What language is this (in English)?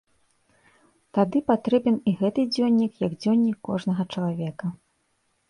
Belarusian